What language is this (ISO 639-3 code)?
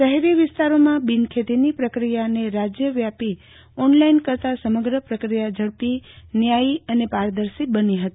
guj